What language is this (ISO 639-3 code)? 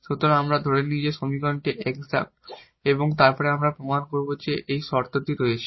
ben